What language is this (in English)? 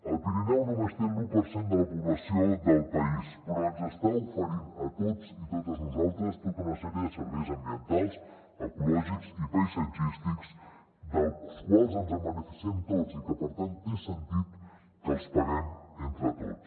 Catalan